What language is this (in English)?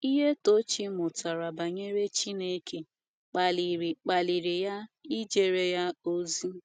Igbo